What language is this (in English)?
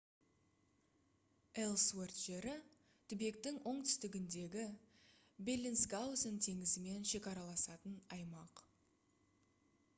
Kazakh